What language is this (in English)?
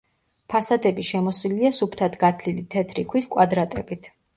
Georgian